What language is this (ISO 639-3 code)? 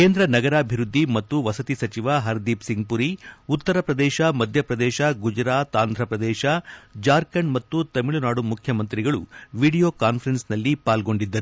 kan